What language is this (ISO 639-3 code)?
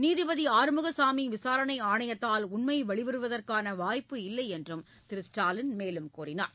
tam